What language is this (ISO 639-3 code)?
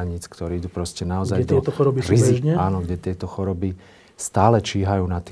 slk